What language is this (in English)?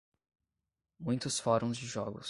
Portuguese